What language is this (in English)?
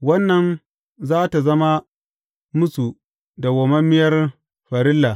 Hausa